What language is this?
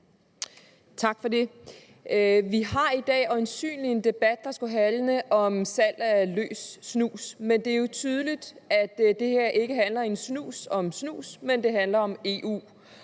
Danish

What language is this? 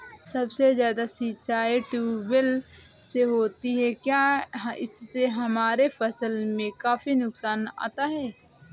Hindi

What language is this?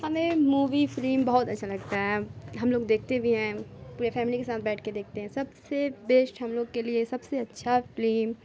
Urdu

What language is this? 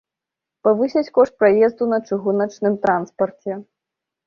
Belarusian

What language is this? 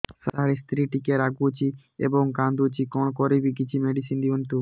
Odia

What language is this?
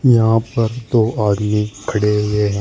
Hindi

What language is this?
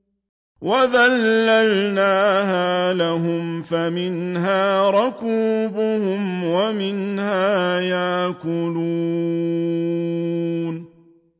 Arabic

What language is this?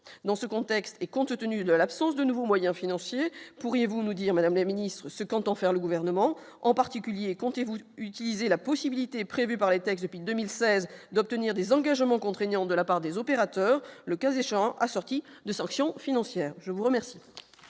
French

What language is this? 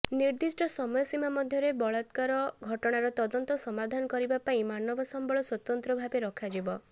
Odia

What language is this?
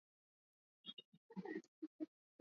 Swahili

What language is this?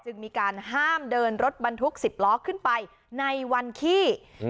Thai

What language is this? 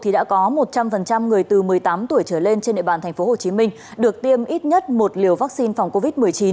Vietnamese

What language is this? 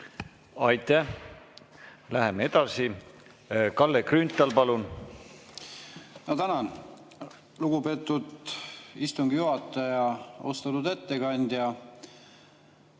Estonian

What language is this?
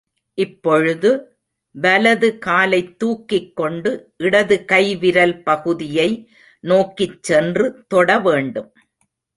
Tamil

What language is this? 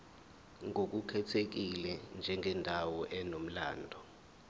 Zulu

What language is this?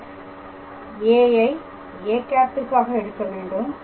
Tamil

